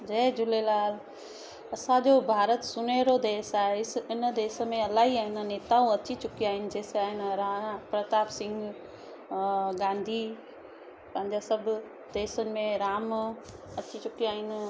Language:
Sindhi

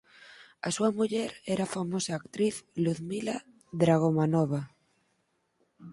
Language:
Galician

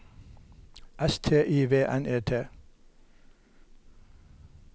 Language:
Norwegian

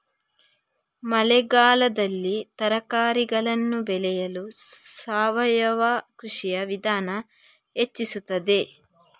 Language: Kannada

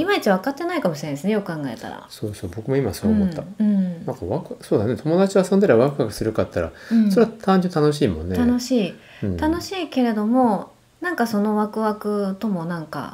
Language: Japanese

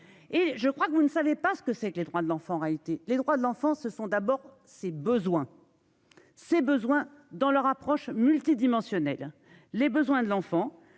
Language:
French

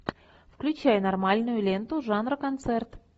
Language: Russian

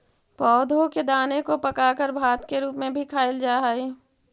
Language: Magahi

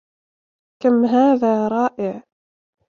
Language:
Arabic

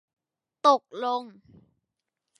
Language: Thai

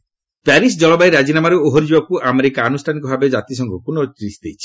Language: Odia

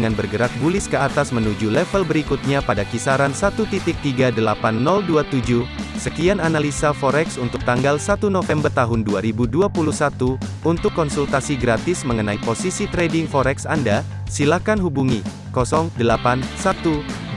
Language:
Indonesian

